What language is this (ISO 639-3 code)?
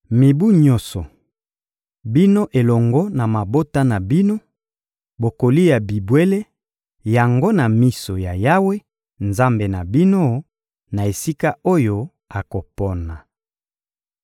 lin